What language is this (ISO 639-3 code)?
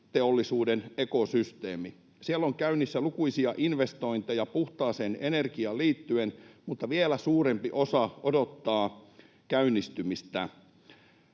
fin